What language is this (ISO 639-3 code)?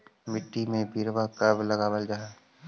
mag